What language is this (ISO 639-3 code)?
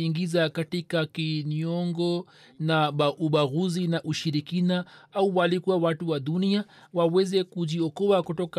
swa